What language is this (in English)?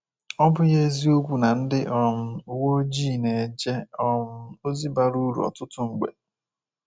Igbo